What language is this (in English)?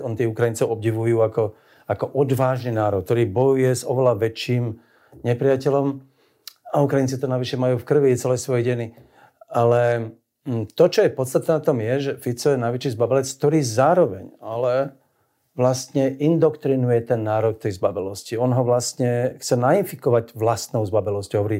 Slovak